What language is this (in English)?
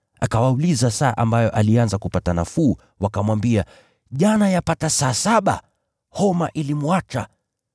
Swahili